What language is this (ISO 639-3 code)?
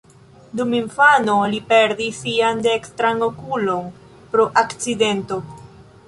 epo